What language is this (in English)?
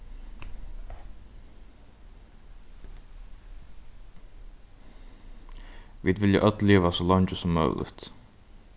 Faroese